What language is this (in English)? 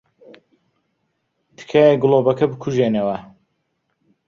Central Kurdish